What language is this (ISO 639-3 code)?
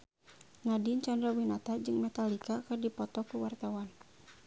sun